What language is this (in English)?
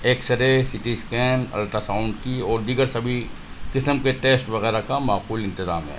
Urdu